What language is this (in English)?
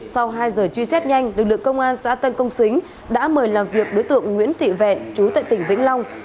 Vietnamese